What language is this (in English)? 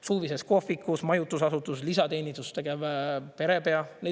Estonian